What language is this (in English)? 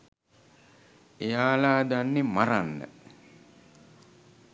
Sinhala